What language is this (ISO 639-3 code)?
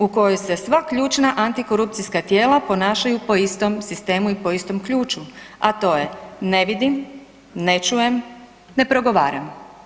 hrv